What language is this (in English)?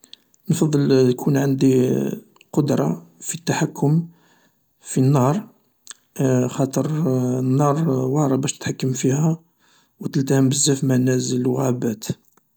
Algerian Arabic